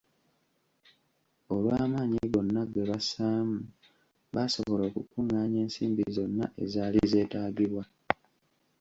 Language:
Ganda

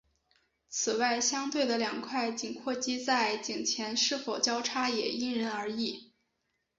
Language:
Chinese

